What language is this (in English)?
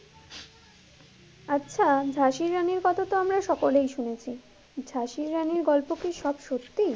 Bangla